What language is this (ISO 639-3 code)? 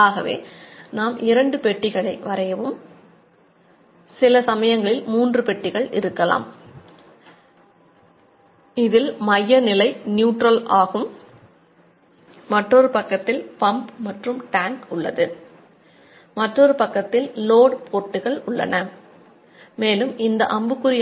tam